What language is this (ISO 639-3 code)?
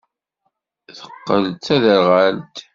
kab